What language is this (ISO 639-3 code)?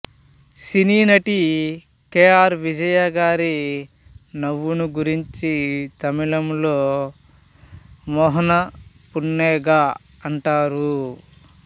tel